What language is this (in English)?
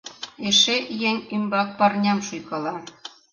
Mari